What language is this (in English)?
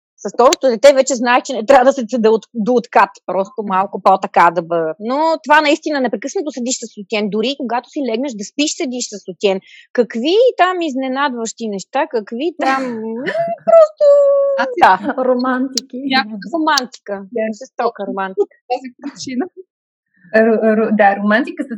Bulgarian